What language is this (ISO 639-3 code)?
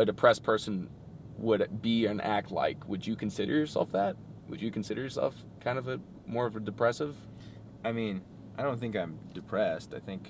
eng